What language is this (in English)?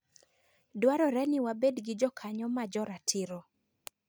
Luo (Kenya and Tanzania)